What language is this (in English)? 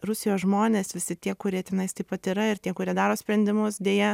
Lithuanian